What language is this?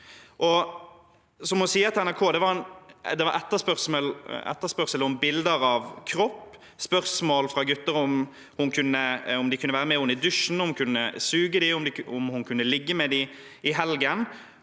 Norwegian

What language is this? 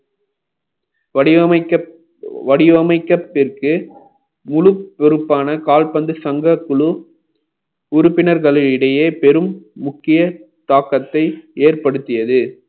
Tamil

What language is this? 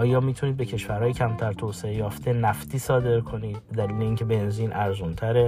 Persian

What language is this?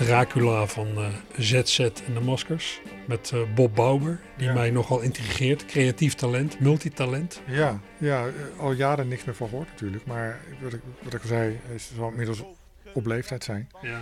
Dutch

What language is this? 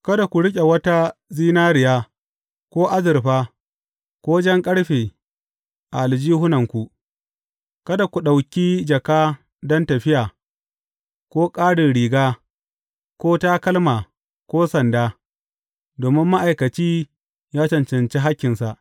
Hausa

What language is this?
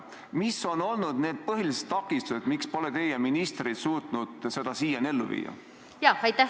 Estonian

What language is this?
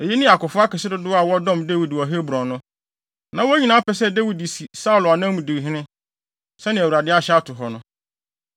Akan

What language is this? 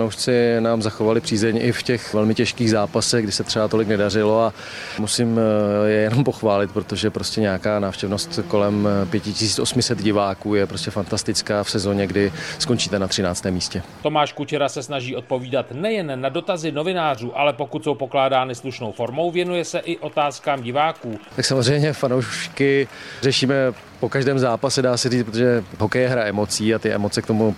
Czech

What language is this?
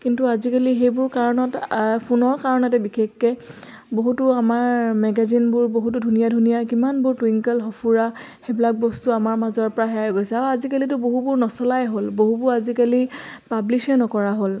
Assamese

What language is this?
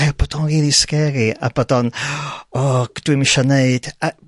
Welsh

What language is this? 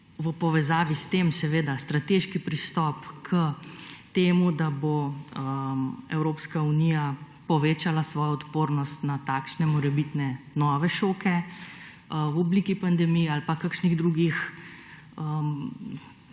Slovenian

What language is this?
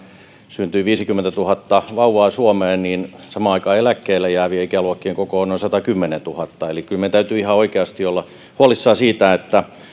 Finnish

